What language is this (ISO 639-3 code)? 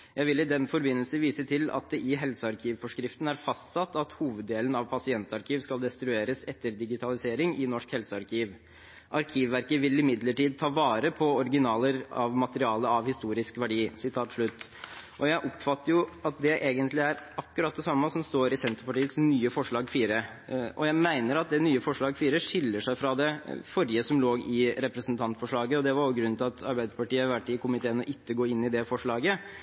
nob